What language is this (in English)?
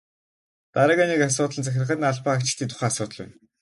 Mongolian